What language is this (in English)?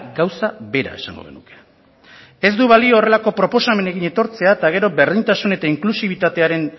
Basque